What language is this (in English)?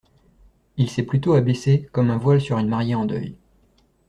French